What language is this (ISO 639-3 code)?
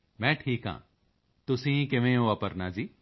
pan